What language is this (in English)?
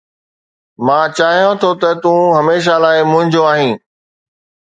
Sindhi